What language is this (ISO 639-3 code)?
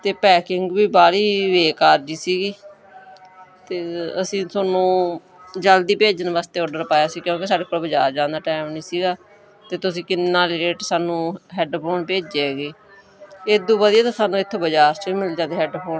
pan